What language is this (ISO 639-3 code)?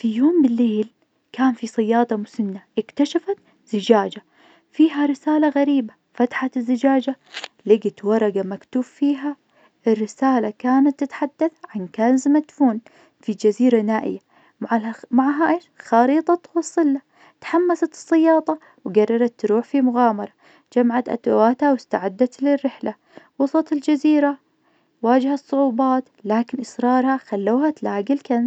ars